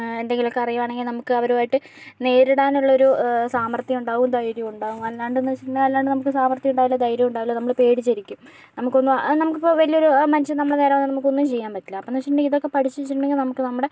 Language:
Malayalam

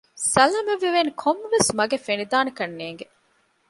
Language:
Divehi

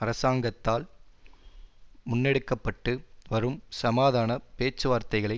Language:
Tamil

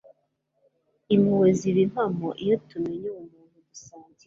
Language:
Kinyarwanda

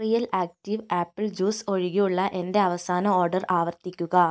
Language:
Malayalam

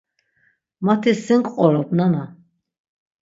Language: Laz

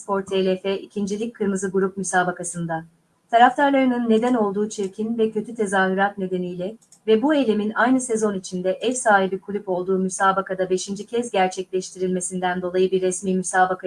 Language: Turkish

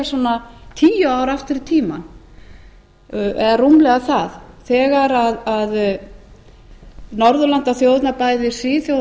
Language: Icelandic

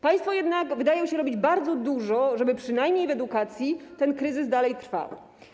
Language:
Polish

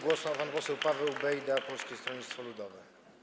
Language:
Polish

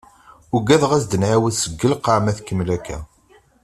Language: Kabyle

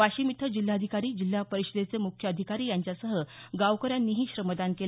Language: Marathi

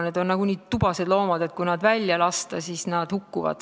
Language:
Estonian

